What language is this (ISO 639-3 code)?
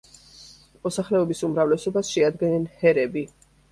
kat